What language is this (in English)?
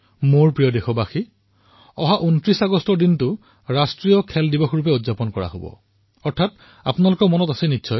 Assamese